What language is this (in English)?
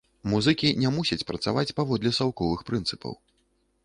Belarusian